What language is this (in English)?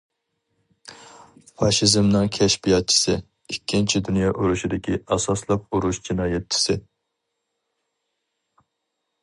Uyghur